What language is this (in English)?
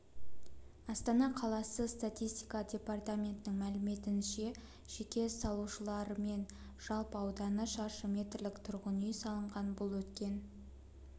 Kazakh